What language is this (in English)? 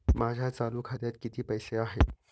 Marathi